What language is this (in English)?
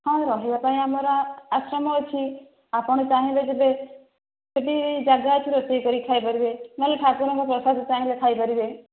Odia